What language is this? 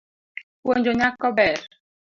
Luo (Kenya and Tanzania)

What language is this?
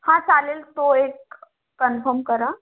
Marathi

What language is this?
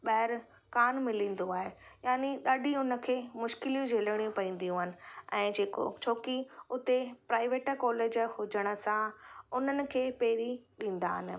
Sindhi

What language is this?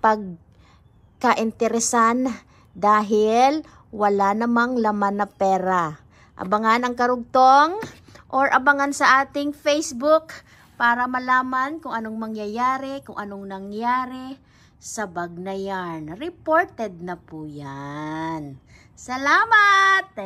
Filipino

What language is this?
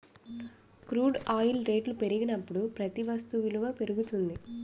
Telugu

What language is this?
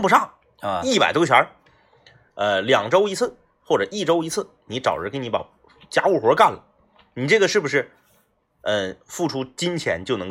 Chinese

